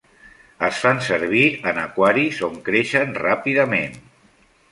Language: Catalan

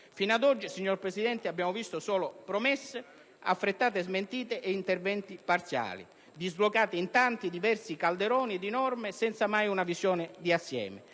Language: Italian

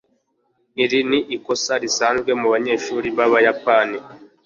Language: Kinyarwanda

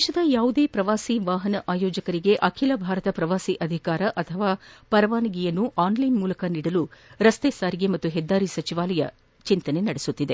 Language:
Kannada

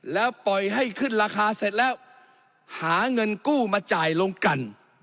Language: Thai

